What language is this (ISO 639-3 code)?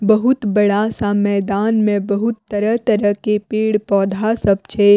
mai